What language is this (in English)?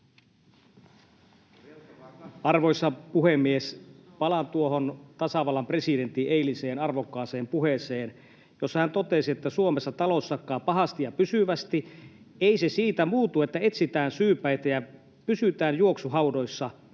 Finnish